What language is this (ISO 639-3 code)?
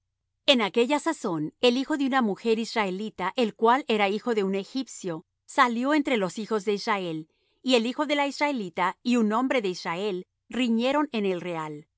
spa